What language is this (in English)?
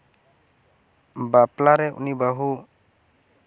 Santali